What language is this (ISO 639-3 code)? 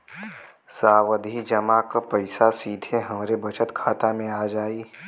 bho